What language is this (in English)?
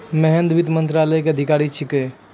Maithili